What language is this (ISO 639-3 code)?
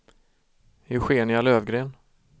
swe